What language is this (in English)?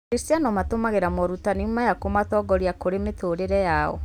Kikuyu